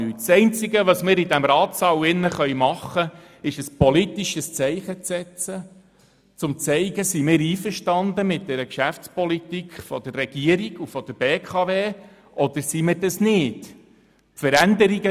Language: Swiss German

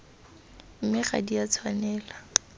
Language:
Tswana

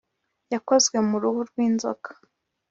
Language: Kinyarwanda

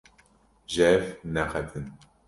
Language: Kurdish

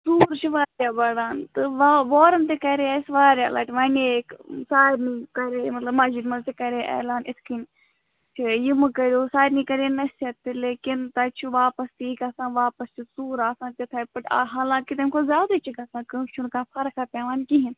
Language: Kashmiri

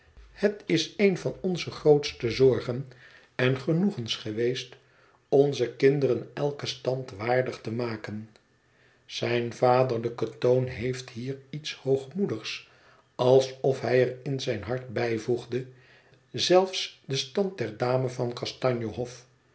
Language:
Dutch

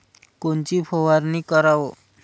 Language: Marathi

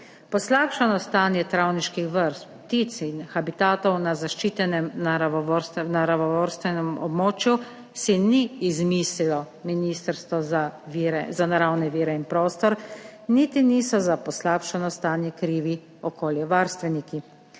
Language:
Slovenian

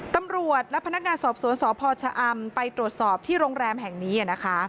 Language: Thai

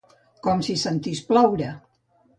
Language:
Catalan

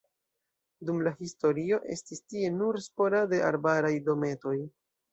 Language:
Esperanto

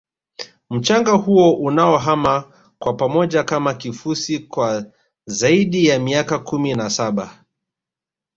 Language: Swahili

